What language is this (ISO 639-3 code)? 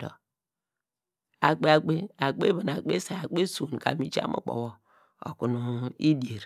deg